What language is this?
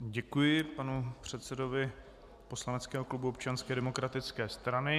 Czech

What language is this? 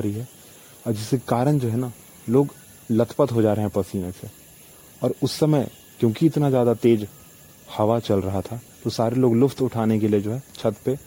Hindi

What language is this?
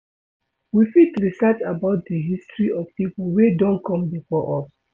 Nigerian Pidgin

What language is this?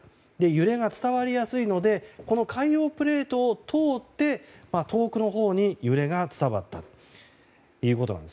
Japanese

